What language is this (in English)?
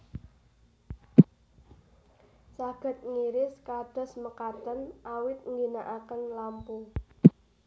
Javanese